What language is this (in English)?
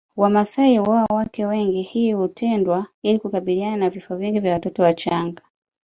Swahili